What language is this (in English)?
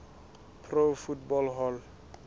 Southern Sotho